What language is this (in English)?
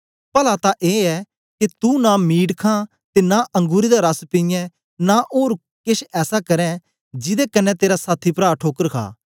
Dogri